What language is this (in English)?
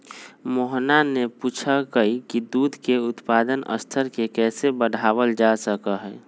Magahi